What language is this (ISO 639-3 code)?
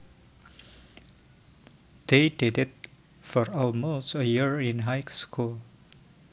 jav